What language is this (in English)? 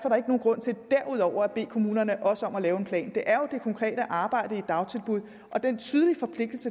Danish